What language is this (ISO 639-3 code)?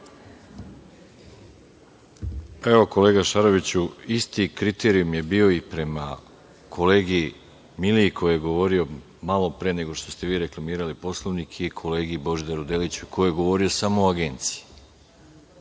srp